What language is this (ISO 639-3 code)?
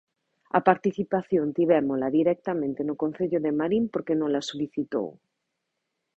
glg